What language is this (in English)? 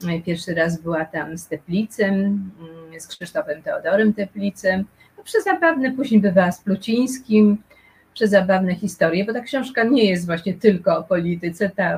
Polish